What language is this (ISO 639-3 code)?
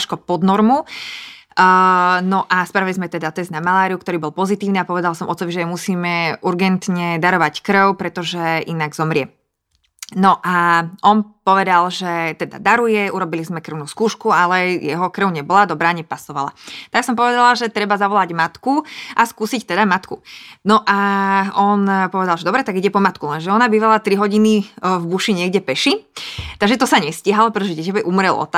slk